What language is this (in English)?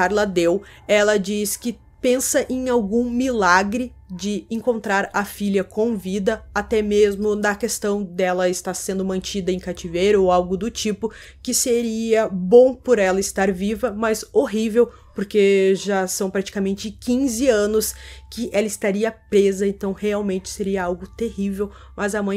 Portuguese